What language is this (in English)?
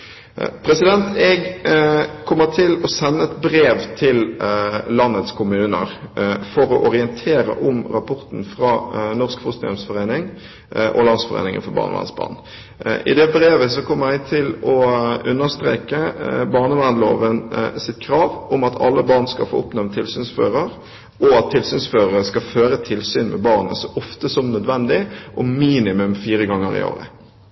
Norwegian Bokmål